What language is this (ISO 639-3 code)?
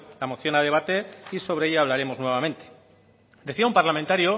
spa